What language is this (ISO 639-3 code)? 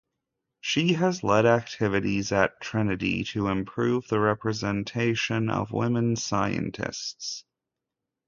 eng